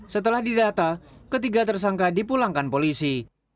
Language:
Indonesian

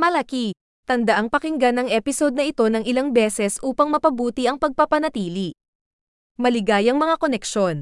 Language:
Filipino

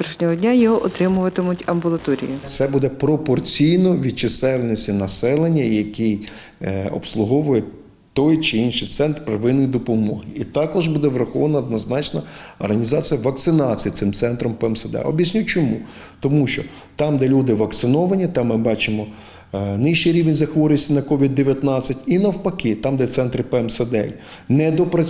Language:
Ukrainian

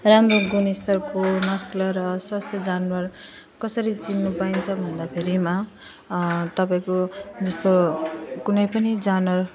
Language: Nepali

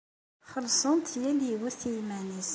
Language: Kabyle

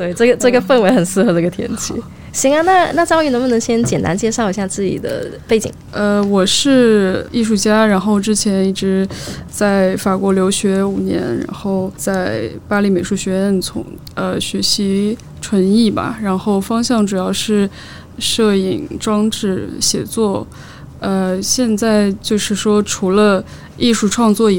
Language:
Chinese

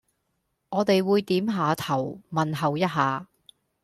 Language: Cantonese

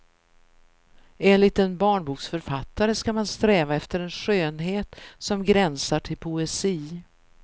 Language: Swedish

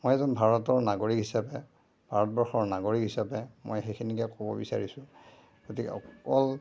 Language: Assamese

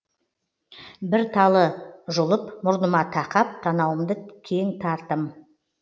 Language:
Kazakh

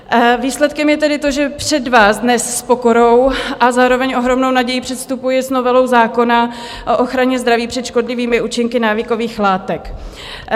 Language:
Czech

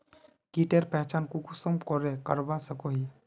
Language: Magahi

